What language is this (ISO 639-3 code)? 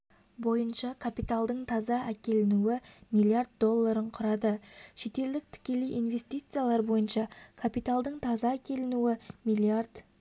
kaz